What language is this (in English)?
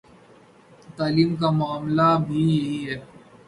Urdu